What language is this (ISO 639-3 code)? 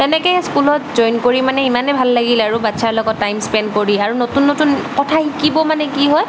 asm